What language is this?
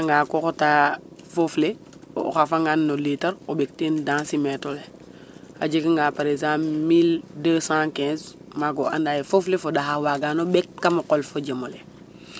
Serer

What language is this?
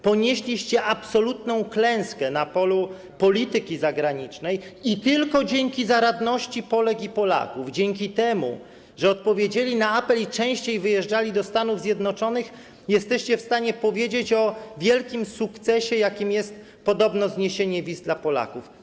Polish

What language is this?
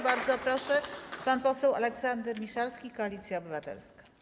Polish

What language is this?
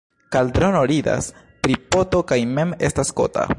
Esperanto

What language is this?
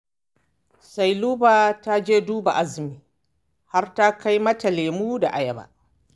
Hausa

